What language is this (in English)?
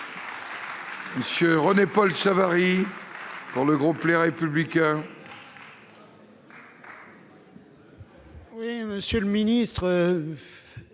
French